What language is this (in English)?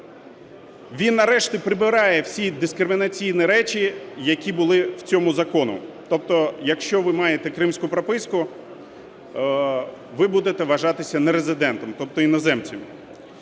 Ukrainian